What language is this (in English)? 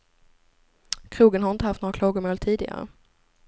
Swedish